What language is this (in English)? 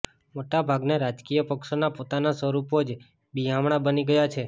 Gujarati